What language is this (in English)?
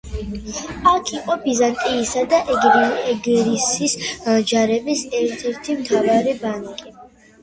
Georgian